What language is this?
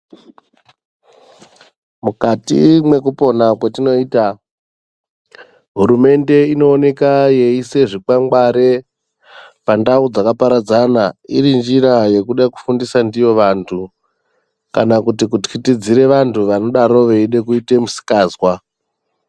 Ndau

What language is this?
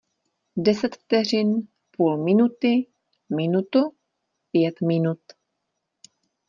Czech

